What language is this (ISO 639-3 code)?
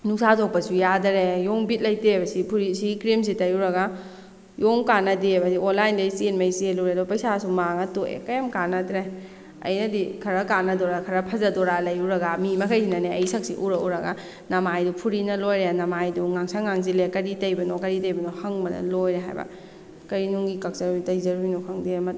mni